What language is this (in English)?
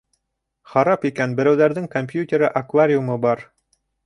Bashkir